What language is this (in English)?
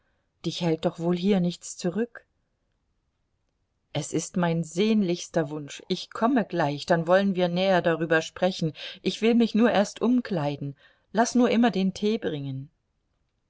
German